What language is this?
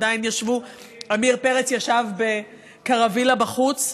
Hebrew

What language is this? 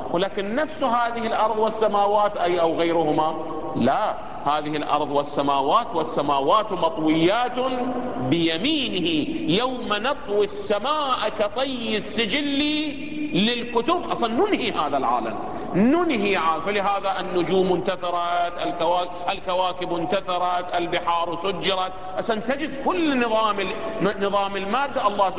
Arabic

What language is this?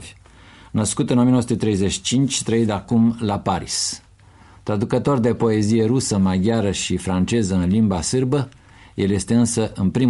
Romanian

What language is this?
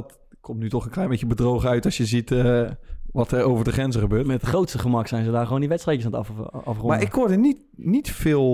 Dutch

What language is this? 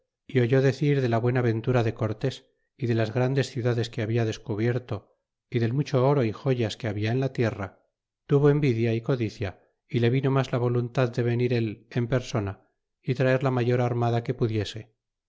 Spanish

